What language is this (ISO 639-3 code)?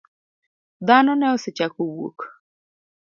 luo